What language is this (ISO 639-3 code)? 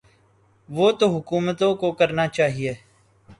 urd